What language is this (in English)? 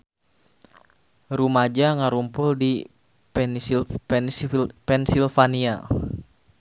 Sundanese